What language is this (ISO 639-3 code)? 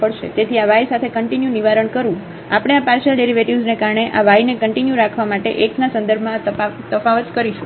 guj